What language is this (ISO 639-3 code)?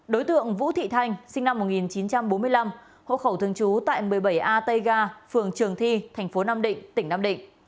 vie